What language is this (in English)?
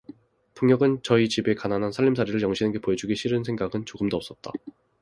Korean